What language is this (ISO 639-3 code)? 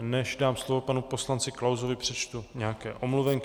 ces